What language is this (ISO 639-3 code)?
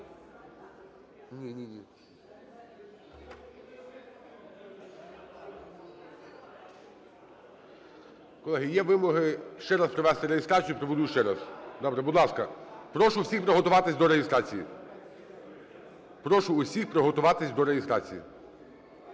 ukr